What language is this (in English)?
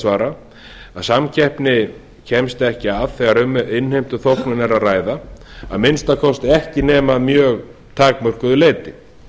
Icelandic